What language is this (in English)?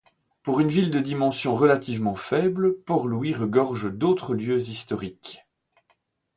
French